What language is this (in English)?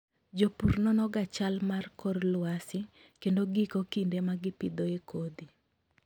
Luo (Kenya and Tanzania)